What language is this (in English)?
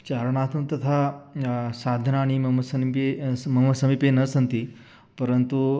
Sanskrit